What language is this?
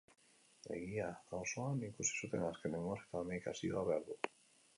Basque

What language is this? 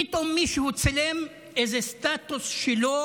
Hebrew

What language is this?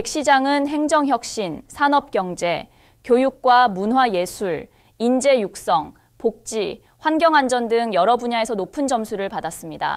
Korean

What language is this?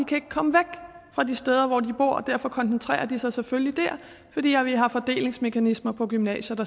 Danish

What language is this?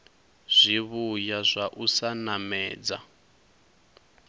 Venda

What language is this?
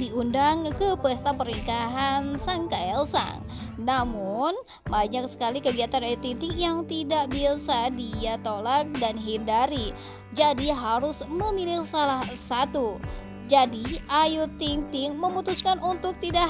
Indonesian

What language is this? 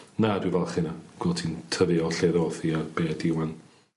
Welsh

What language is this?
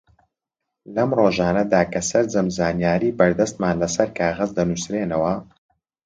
Central Kurdish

